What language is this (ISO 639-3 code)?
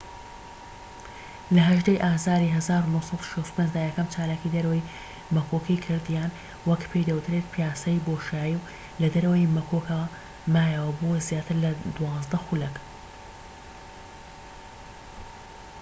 ckb